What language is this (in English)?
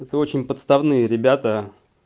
Russian